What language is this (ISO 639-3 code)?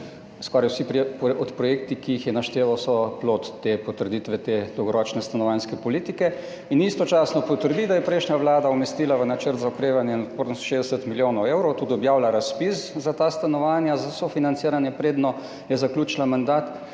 slv